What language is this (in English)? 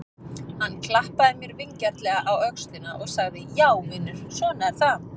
Icelandic